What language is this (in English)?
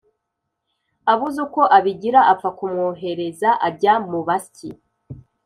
Kinyarwanda